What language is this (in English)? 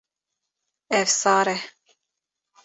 Kurdish